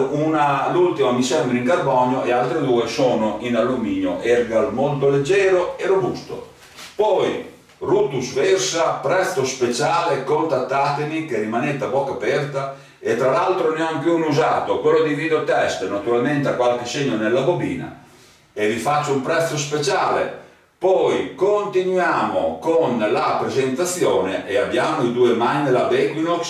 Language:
Italian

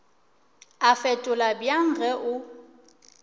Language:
Northern Sotho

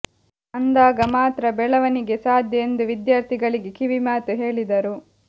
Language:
Kannada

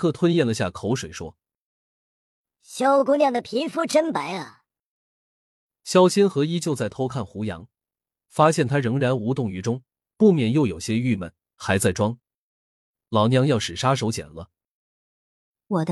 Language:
Chinese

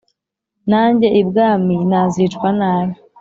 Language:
Kinyarwanda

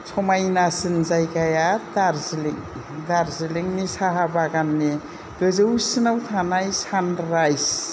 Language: Bodo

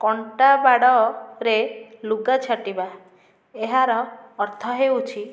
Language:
Odia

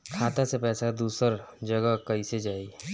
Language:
Bhojpuri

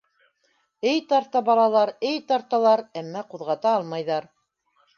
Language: Bashkir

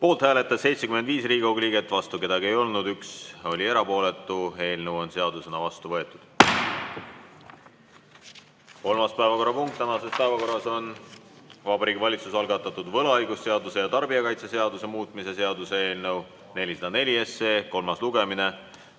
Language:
Estonian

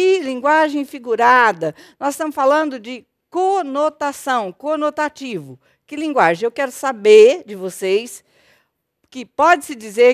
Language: Portuguese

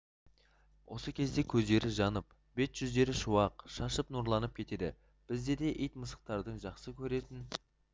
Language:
Kazakh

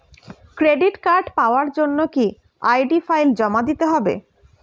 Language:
Bangla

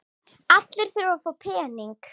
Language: Icelandic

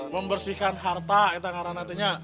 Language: Indonesian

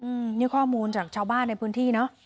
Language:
Thai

